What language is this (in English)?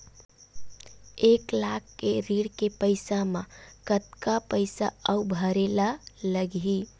Chhattisgarhi